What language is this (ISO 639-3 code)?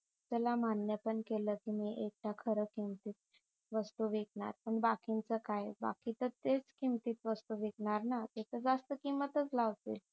mar